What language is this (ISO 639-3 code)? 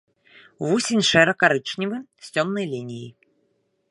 bel